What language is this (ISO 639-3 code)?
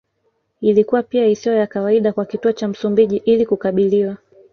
swa